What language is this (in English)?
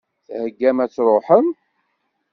Kabyle